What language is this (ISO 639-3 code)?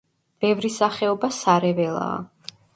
kat